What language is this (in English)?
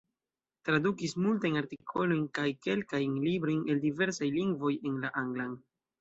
Esperanto